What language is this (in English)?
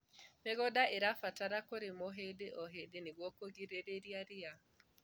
Kikuyu